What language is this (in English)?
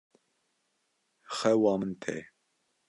Kurdish